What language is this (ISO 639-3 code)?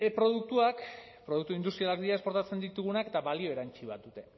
eus